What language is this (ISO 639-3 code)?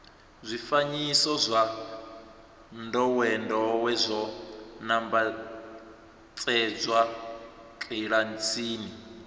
ven